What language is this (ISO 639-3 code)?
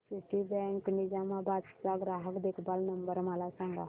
mar